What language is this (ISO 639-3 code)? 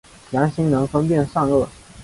zho